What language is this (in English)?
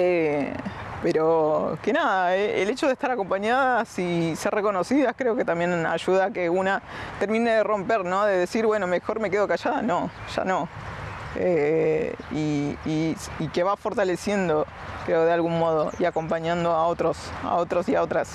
Spanish